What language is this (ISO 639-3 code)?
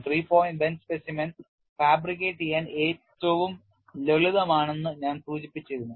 mal